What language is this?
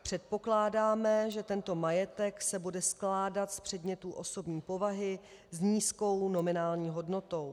Czech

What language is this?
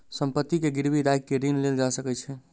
Maithili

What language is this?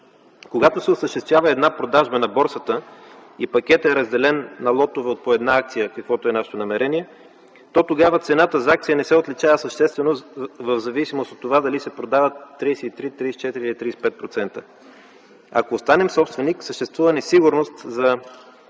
Bulgarian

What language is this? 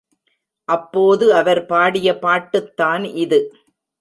Tamil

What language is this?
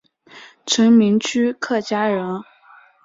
Chinese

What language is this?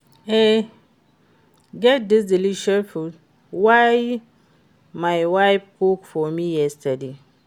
Nigerian Pidgin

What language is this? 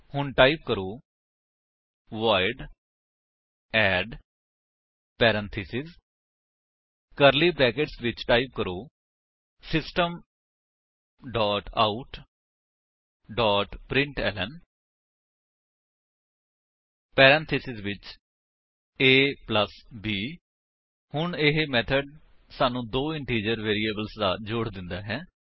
Punjabi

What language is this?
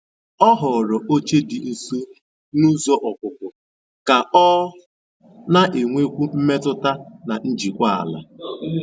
Igbo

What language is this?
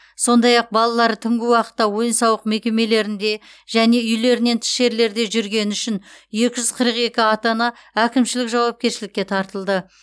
Kazakh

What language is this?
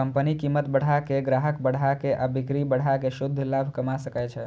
Maithili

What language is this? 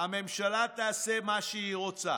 Hebrew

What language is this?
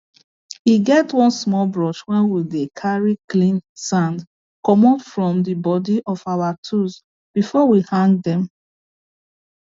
Nigerian Pidgin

